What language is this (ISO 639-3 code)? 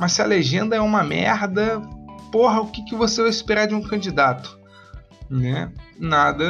por